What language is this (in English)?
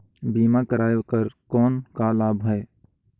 Chhattisgarhi